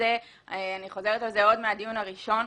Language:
Hebrew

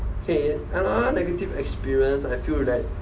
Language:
English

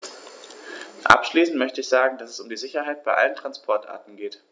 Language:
German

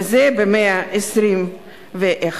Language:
Hebrew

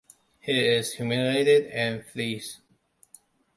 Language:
English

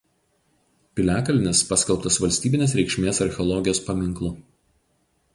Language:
Lithuanian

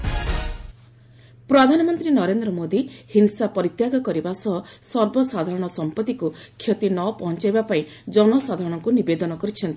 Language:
Odia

